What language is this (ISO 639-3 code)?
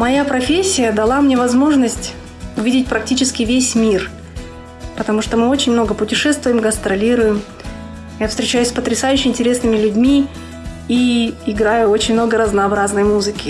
rus